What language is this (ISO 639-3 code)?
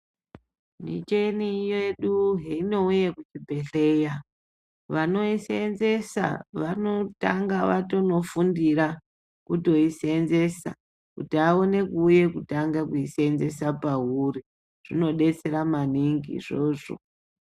ndc